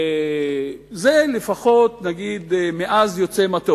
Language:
Hebrew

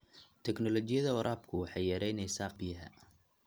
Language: Somali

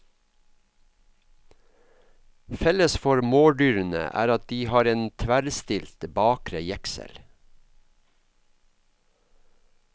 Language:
Norwegian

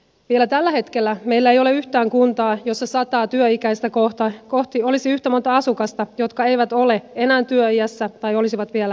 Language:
Finnish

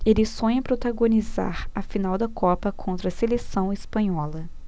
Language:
Portuguese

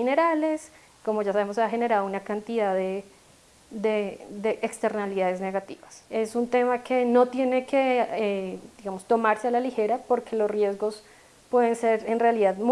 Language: Spanish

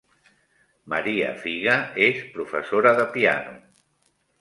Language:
Catalan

